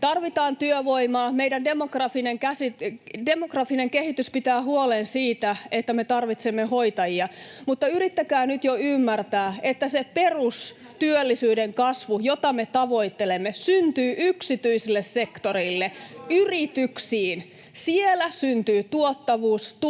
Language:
Finnish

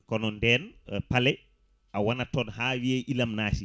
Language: Fula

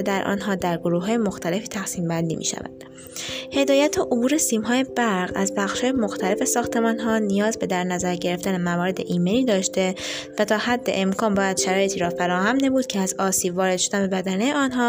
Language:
Persian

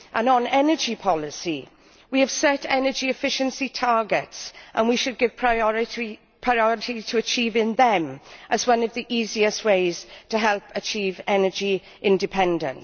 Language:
English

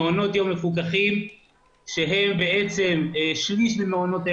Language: Hebrew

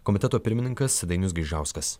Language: Lithuanian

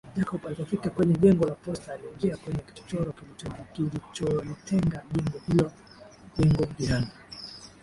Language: Swahili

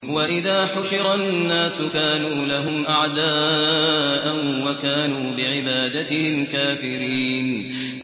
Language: Arabic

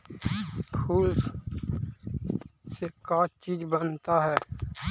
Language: Magahi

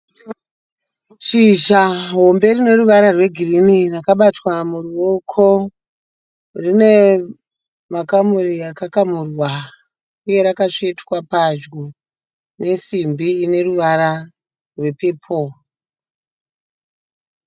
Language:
Shona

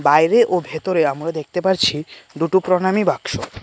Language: Bangla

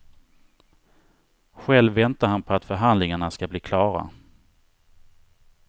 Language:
Swedish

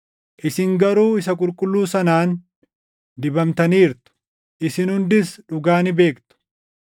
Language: Oromo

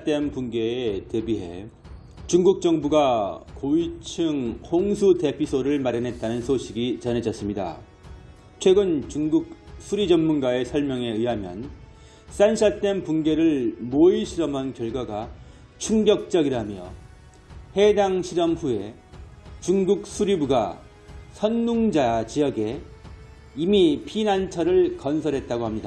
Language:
Korean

